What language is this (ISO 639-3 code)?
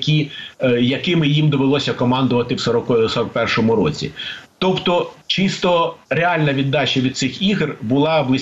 ukr